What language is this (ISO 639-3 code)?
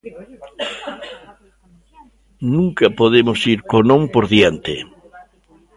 glg